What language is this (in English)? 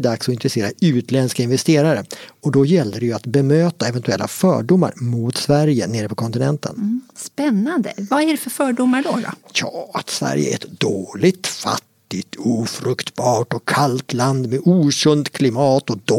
Swedish